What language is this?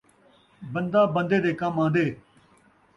Saraiki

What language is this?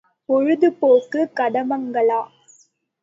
Tamil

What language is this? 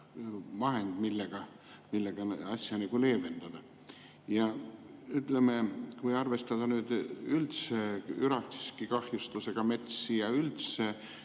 Estonian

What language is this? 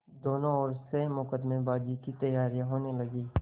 Hindi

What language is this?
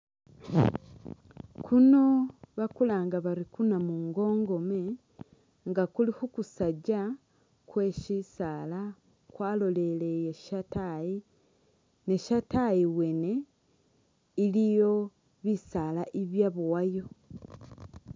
Masaaba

